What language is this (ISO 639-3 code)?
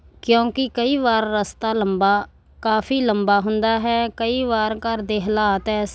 pan